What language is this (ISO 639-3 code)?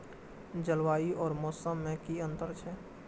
mai